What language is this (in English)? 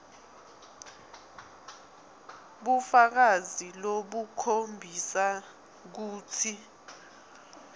Swati